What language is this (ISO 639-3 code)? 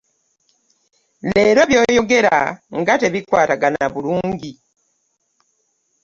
lug